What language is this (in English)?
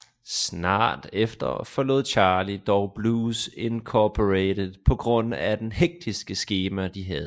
Danish